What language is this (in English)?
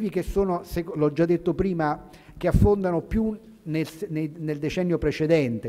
Italian